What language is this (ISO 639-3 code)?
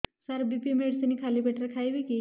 ori